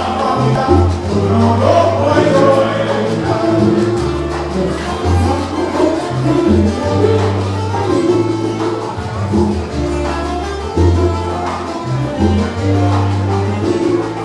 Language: Arabic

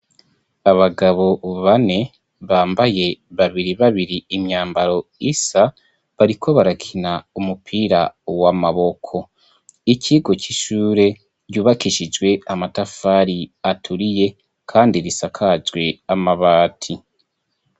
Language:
Rundi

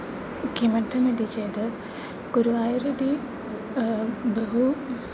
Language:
Sanskrit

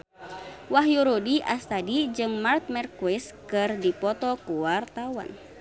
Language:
Sundanese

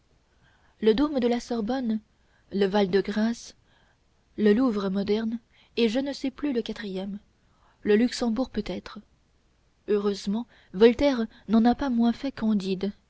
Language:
French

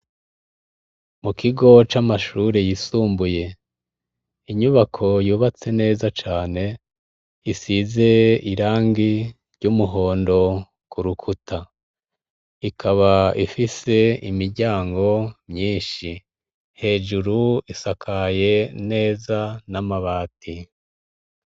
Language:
Rundi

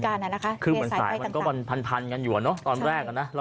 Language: Thai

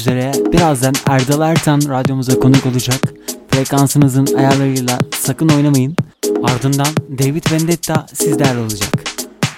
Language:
Turkish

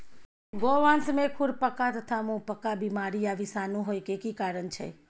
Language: Maithili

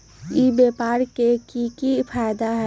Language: Magahi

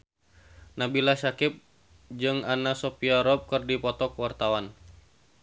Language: Sundanese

